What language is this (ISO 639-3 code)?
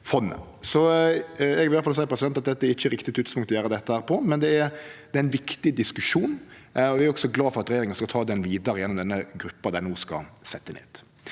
nor